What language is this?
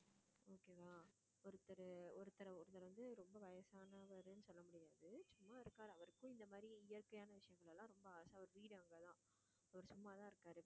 Tamil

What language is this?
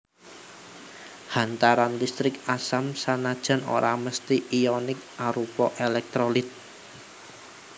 Javanese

